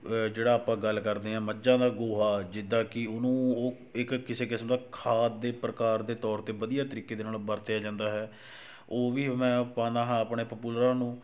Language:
Punjabi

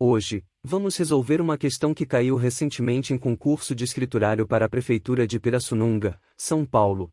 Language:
Portuguese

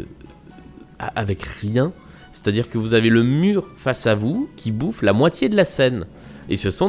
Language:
French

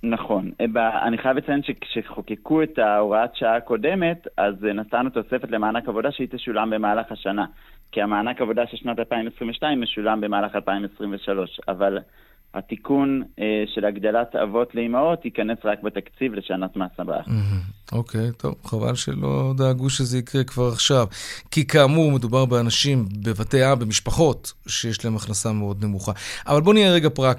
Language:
Hebrew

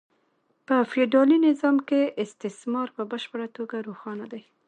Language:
Pashto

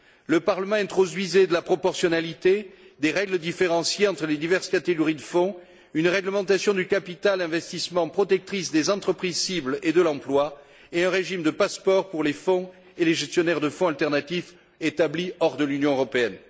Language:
French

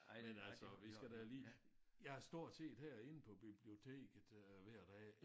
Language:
Danish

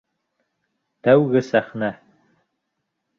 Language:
Bashkir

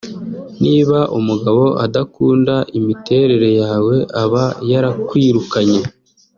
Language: Kinyarwanda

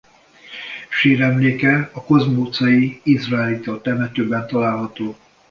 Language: Hungarian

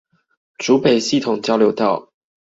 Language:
Chinese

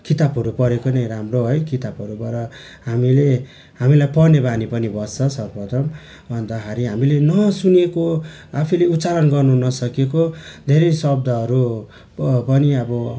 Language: Nepali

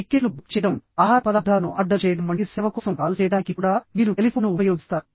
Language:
Telugu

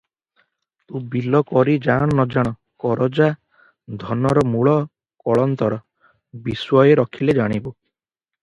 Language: Odia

